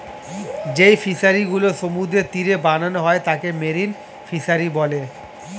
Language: Bangla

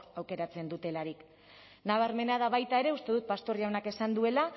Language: Basque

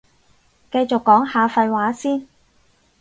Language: Cantonese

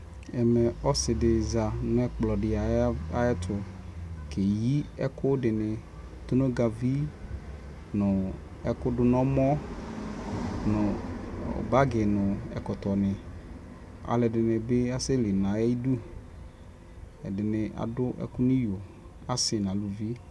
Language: Ikposo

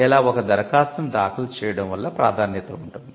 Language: Telugu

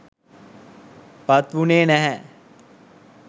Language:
Sinhala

